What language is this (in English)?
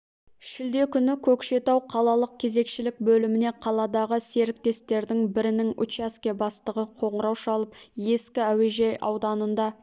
Kazakh